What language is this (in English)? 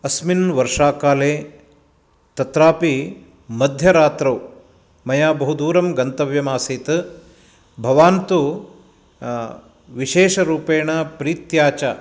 Sanskrit